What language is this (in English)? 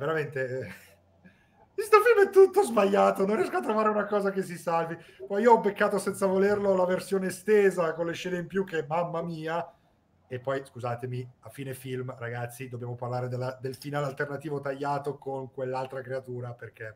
Italian